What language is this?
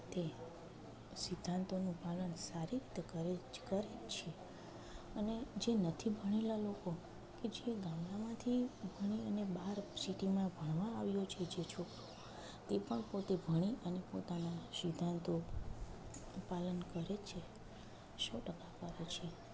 Gujarati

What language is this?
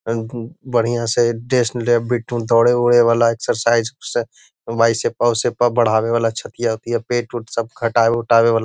Magahi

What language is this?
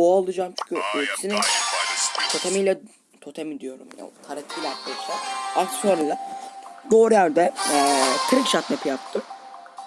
Turkish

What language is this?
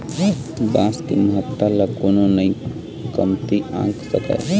Chhattisgarhi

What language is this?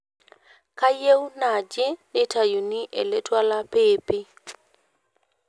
Masai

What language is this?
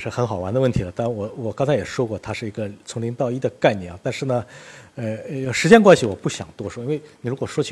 Chinese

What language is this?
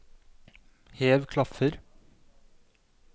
Norwegian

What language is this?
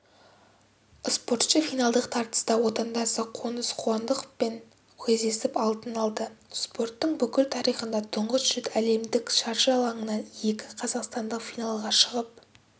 Kazakh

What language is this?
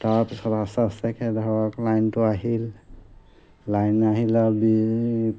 Assamese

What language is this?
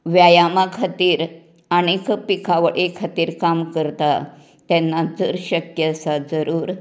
Konkani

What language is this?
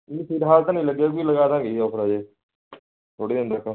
Punjabi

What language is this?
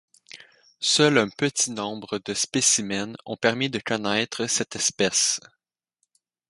French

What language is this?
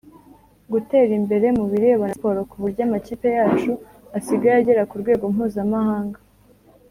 Kinyarwanda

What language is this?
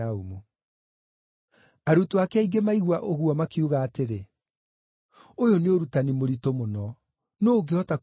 Kikuyu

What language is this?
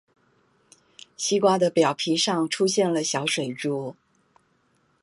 Chinese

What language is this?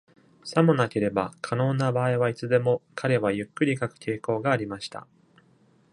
Japanese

